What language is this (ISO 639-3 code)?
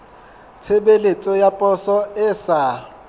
sot